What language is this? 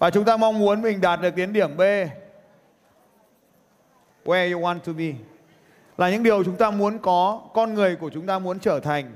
Vietnamese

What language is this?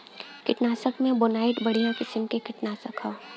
Bhojpuri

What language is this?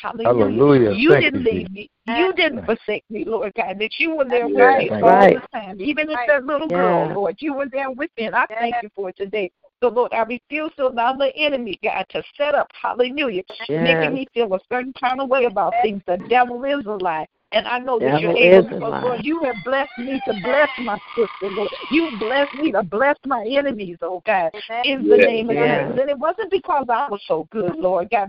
English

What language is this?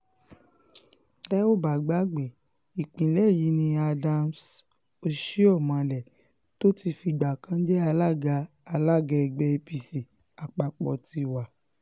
Yoruba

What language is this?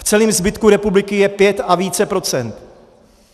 Czech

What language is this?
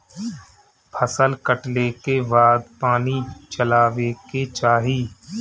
Bhojpuri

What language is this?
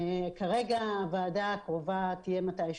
Hebrew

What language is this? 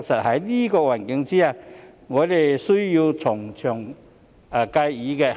Cantonese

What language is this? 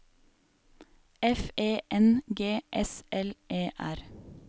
Norwegian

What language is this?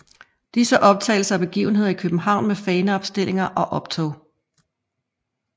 Danish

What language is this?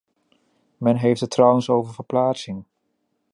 Dutch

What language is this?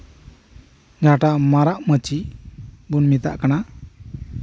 Santali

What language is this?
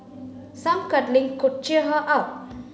English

